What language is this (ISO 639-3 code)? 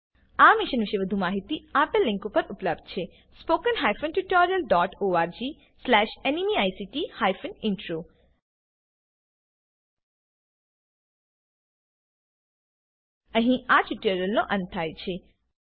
guj